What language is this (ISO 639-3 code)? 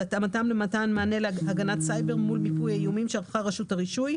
heb